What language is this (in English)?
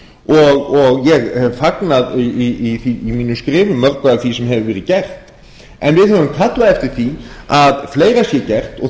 Icelandic